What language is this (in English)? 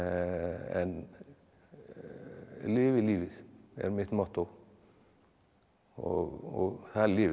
Icelandic